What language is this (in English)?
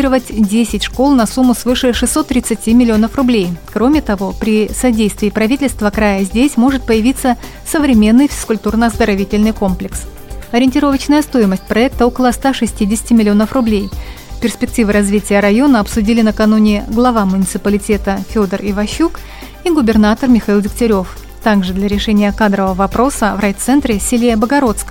Russian